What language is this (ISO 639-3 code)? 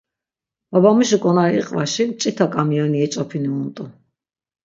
lzz